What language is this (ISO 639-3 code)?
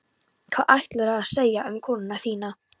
isl